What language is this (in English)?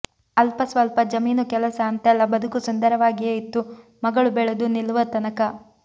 Kannada